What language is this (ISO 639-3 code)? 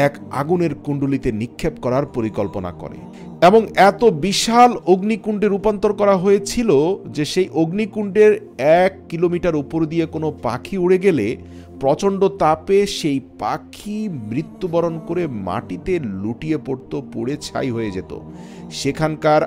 ara